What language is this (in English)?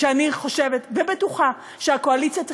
Hebrew